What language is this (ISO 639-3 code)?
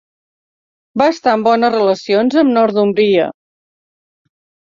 cat